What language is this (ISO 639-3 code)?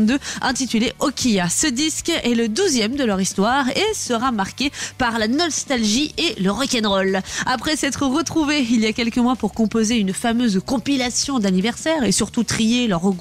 fra